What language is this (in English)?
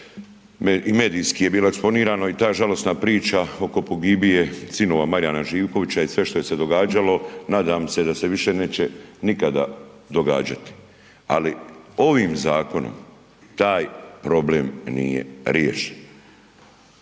Croatian